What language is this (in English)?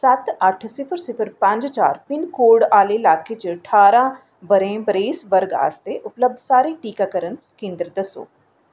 Dogri